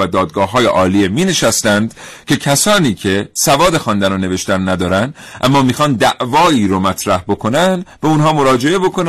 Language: Persian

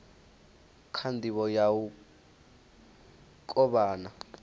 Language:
Venda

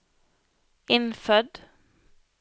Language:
Norwegian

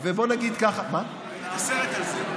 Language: Hebrew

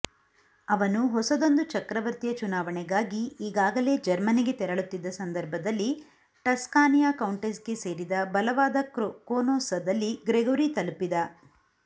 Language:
Kannada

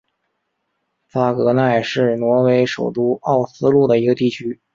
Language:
Chinese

